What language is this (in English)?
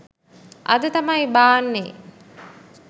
Sinhala